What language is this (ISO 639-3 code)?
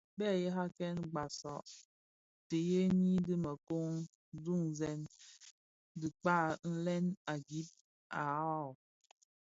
ksf